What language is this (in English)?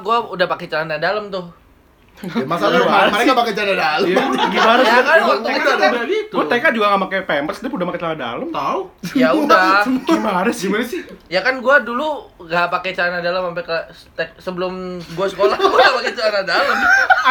Indonesian